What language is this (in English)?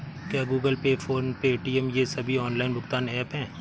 Hindi